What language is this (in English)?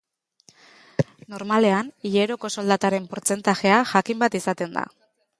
Basque